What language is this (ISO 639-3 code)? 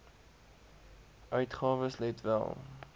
afr